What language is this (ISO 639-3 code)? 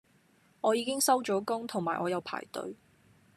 yue